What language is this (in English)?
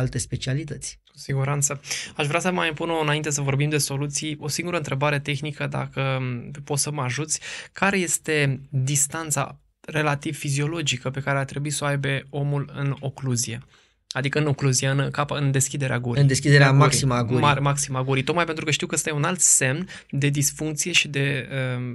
Romanian